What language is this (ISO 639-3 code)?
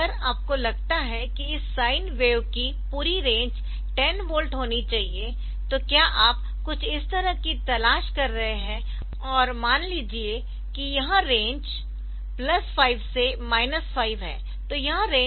hin